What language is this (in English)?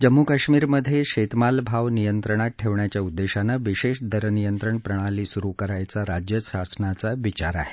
Marathi